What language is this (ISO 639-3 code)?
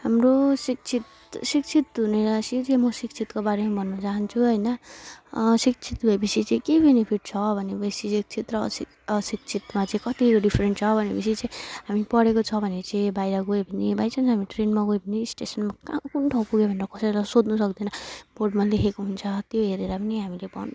nep